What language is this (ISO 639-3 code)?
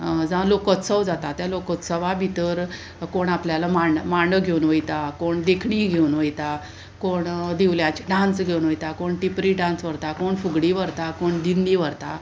kok